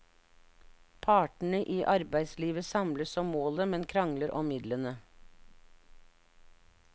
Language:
Norwegian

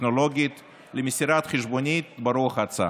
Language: Hebrew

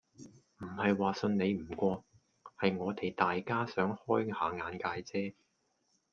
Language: Cantonese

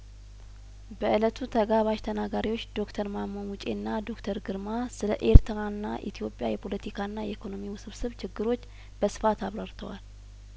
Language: Amharic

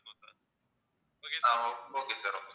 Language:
Tamil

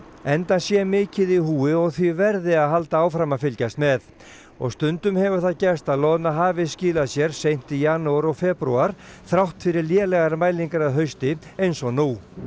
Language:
Icelandic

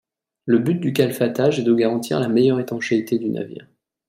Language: French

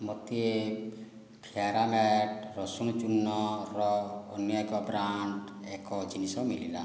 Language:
Odia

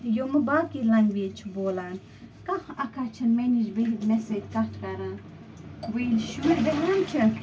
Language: Kashmiri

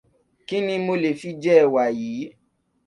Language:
Yoruba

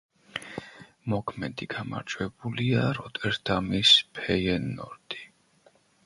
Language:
Georgian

